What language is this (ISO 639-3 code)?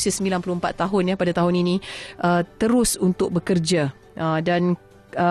msa